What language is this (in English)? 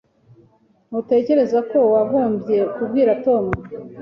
Kinyarwanda